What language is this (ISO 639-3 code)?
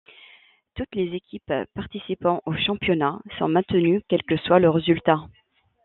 fra